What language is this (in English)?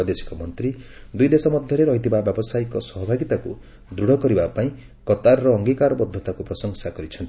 Odia